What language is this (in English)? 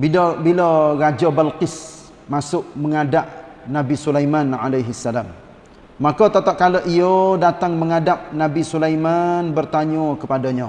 Malay